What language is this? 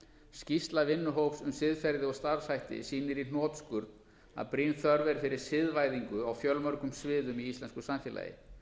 Icelandic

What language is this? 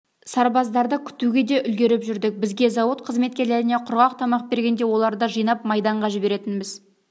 Kazakh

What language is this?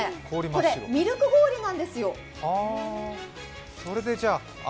Japanese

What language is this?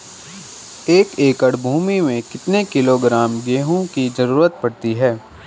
Hindi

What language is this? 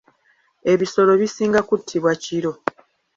Ganda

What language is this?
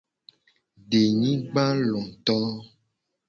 Gen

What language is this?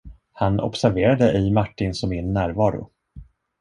Swedish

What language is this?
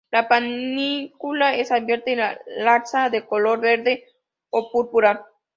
Spanish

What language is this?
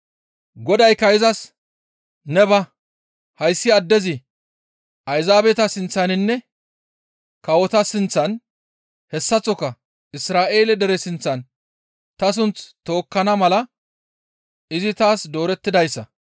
Gamo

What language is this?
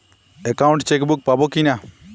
Bangla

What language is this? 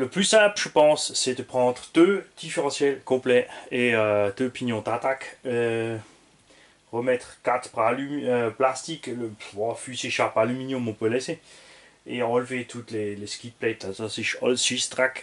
French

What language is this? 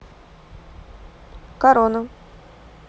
Russian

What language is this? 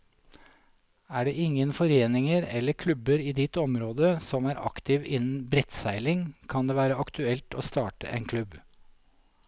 Norwegian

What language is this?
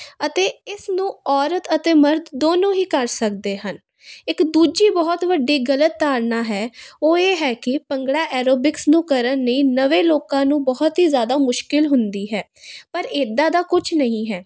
Punjabi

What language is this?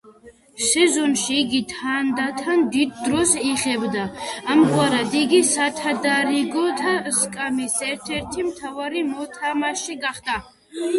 Georgian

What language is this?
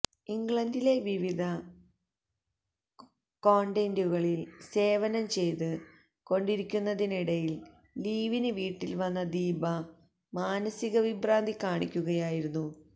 Malayalam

